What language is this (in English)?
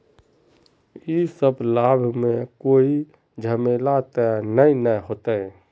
Magahi